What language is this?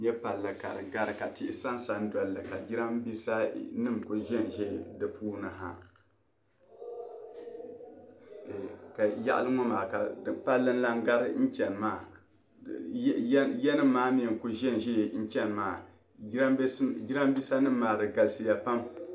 Dagbani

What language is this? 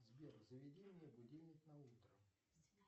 Russian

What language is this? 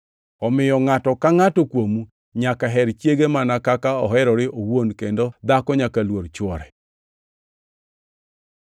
Luo (Kenya and Tanzania)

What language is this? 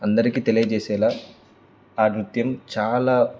Telugu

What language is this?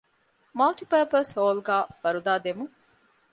Divehi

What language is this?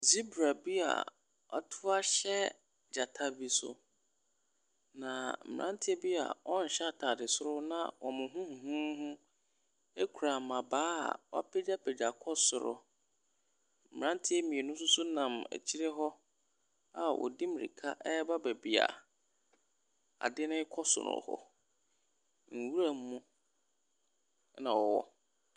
Akan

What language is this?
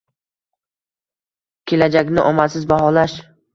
Uzbek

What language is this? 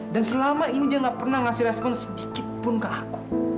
Indonesian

